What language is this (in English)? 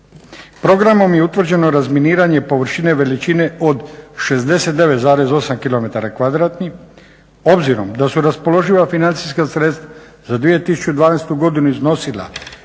Croatian